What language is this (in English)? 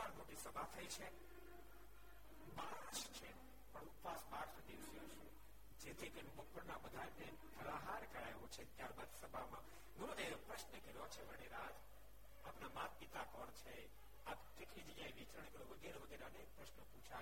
Gujarati